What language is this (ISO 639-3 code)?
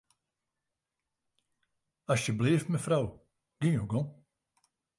fry